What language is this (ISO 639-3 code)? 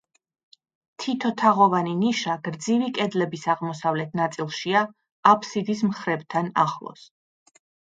kat